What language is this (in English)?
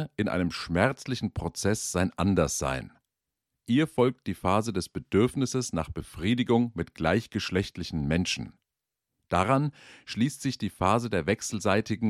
German